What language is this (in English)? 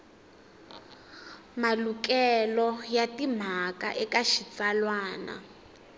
Tsonga